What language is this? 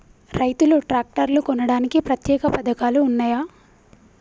Telugu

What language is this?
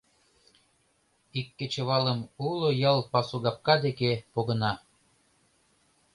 Mari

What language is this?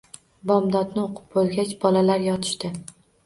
Uzbek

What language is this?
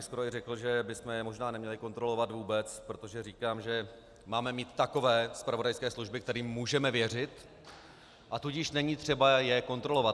Czech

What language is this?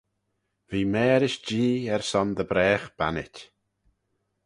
Manx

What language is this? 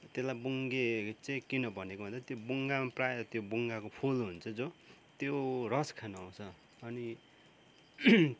Nepali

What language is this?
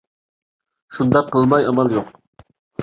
Uyghur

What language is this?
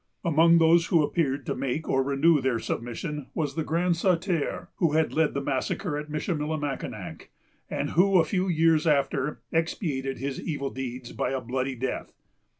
English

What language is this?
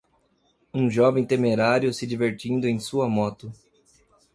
Portuguese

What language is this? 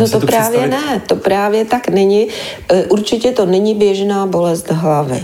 Czech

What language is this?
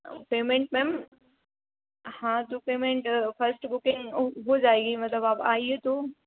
Hindi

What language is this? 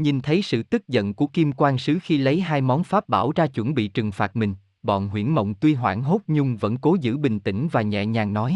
Vietnamese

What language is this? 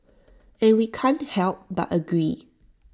English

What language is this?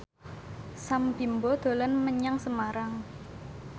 Javanese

